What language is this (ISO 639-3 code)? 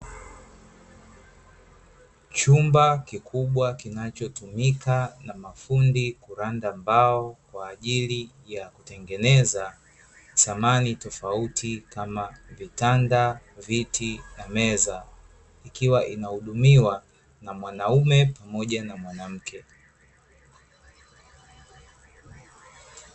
swa